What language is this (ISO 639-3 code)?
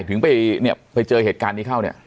tha